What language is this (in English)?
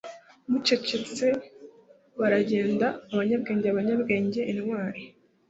Kinyarwanda